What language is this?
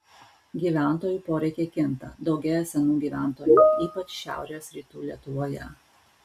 Lithuanian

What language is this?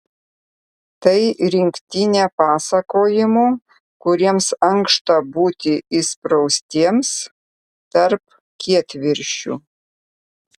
Lithuanian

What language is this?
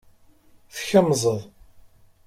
Kabyle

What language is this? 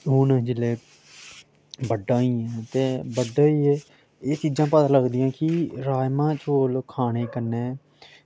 Dogri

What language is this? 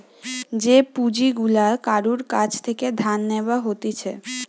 Bangla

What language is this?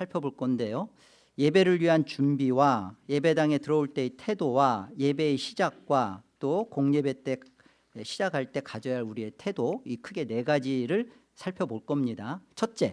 Korean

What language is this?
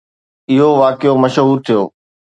Sindhi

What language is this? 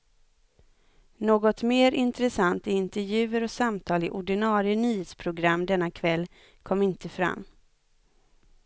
Swedish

